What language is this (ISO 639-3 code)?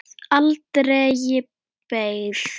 isl